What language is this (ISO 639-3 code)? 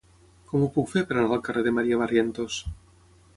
cat